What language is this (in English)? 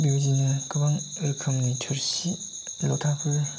Bodo